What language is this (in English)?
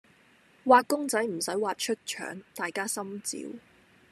Cantonese